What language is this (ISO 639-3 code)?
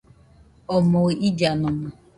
hux